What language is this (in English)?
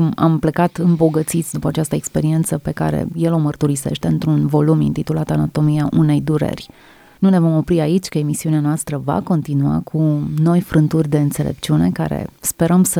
Romanian